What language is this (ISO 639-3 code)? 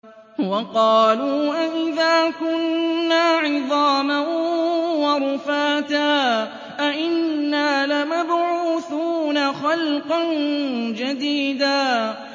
ara